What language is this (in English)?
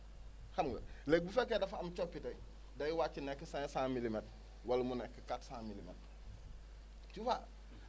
Wolof